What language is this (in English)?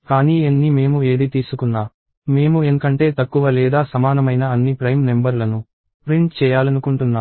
Telugu